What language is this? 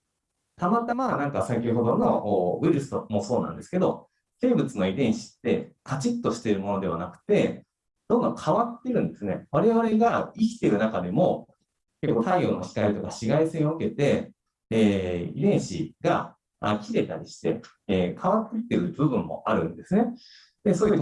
Japanese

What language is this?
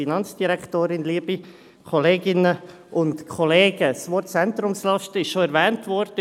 Swiss German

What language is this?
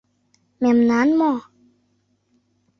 Mari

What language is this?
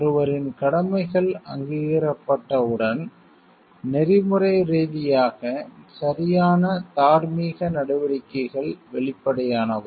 Tamil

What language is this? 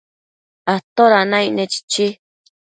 Matsés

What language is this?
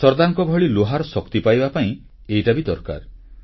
Odia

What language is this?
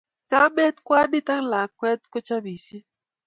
Kalenjin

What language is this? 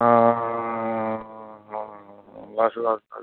Punjabi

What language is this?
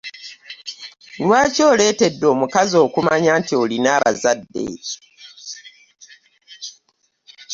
Ganda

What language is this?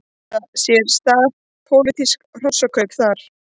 Icelandic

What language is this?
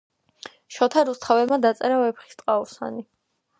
Georgian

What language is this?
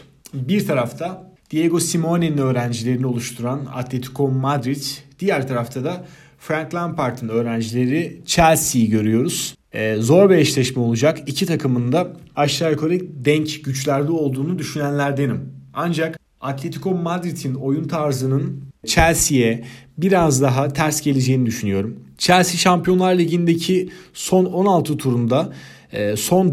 Turkish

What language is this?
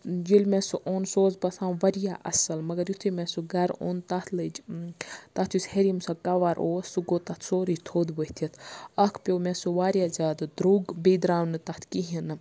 Kashmiri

